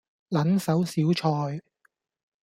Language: Cantonese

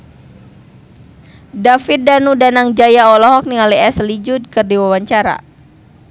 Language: Sundanese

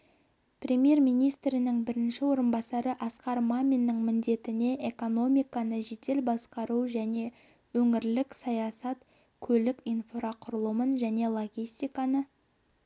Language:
Kazakh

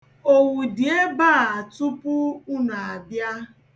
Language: Igbo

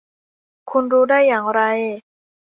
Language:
Thai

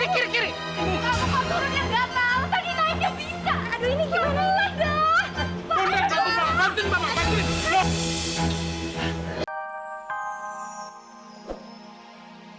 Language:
Indonesian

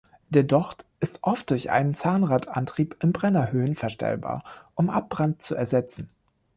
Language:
German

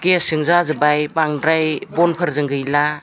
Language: Bodo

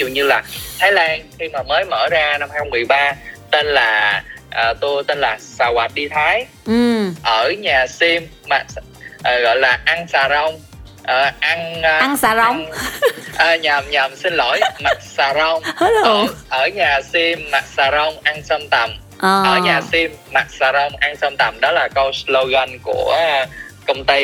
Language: Vietnamese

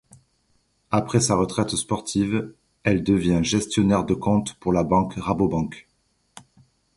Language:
French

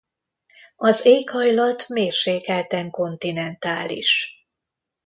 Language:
Hungarian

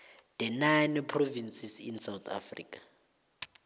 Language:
South Ndebele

